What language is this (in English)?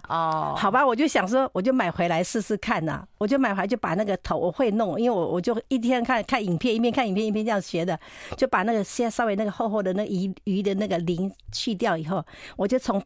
Chinese